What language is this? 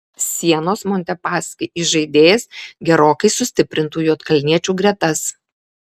Lithuanian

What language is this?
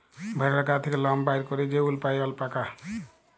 Bangla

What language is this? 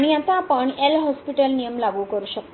Marathi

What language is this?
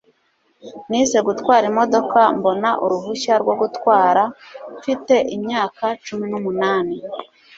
Kinyarwanda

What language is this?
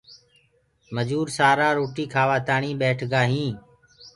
Gurgula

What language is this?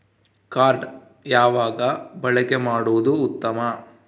Kannada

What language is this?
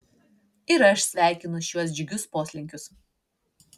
Lithuanian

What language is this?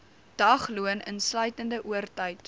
Afrikaans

